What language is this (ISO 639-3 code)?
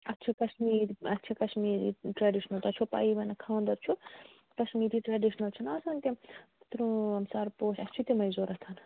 kas